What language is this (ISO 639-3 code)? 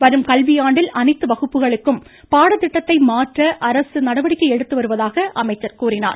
tam